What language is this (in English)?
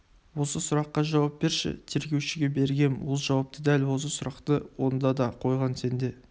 Kazakh